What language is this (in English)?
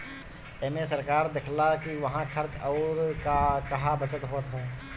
Bhojpuri